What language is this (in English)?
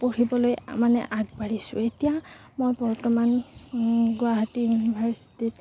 Assamese